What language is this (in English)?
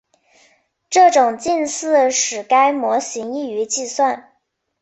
Chinese